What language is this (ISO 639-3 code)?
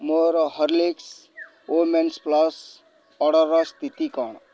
ori